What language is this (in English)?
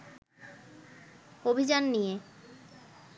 Bangla